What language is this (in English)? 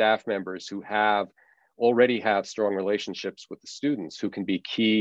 English